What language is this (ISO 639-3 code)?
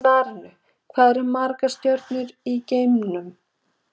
isl